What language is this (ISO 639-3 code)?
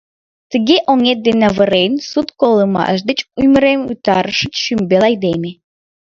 chm